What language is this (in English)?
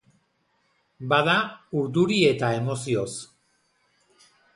Basque